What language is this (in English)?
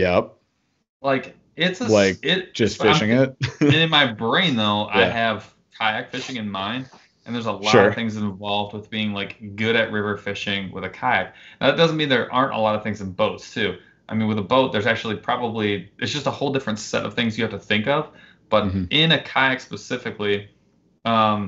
English